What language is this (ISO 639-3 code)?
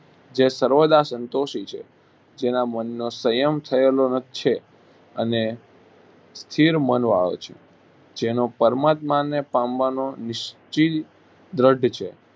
guj